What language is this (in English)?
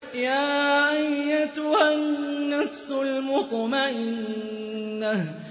Arabic